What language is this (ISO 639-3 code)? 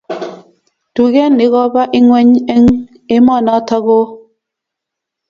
kln